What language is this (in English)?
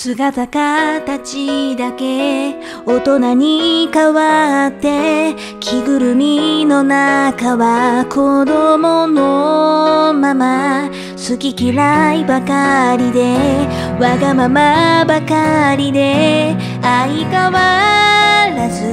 Japanese